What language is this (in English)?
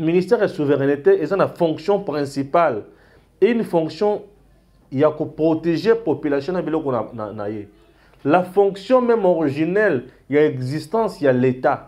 French